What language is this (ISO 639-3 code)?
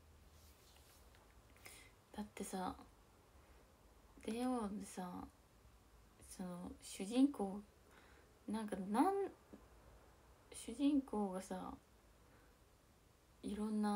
jpn